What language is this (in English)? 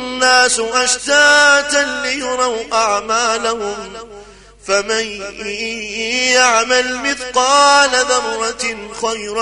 Arabic